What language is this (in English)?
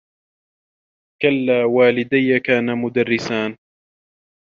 Arabic